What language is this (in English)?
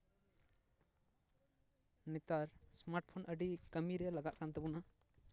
Santali